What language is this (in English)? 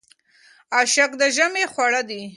Pashto